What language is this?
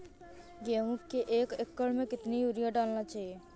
Hindi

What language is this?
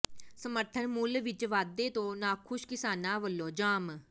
Punjabi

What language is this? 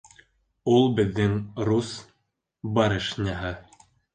Bashkir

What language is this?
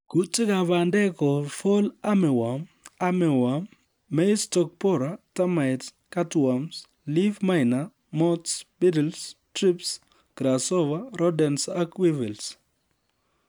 Kalenjin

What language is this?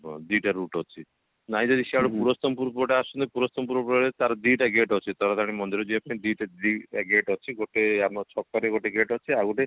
Odia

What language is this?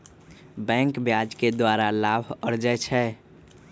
Magahi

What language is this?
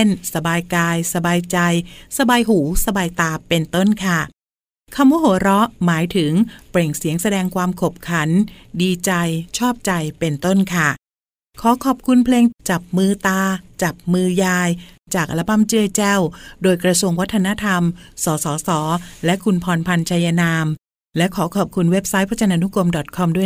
Thai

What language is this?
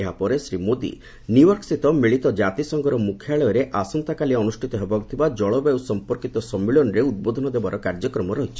Odia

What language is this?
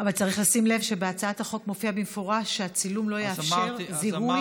Hebrew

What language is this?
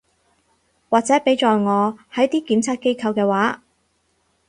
Cantonese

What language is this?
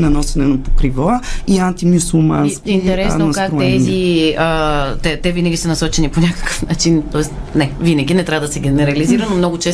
Bulgarian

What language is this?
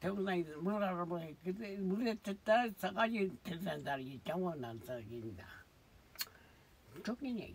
Korean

